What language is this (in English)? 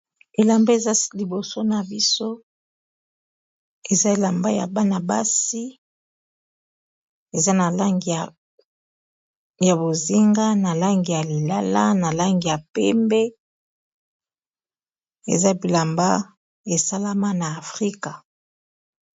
Lingala